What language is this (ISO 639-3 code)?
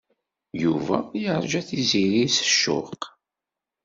kab